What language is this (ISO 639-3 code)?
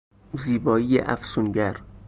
fas